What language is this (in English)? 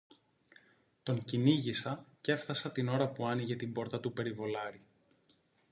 Greek